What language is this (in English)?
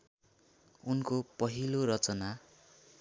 Nepali